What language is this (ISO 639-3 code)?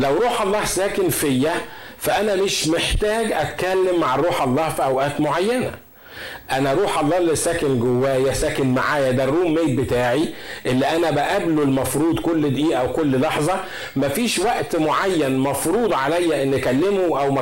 ara